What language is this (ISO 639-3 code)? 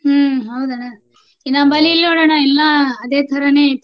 kan